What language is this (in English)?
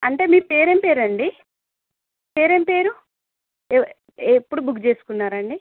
Telugu